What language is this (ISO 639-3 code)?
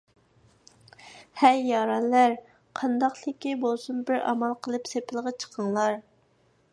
uig